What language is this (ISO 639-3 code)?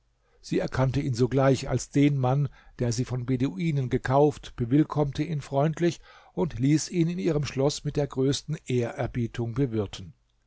deu